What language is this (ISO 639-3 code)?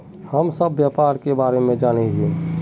mag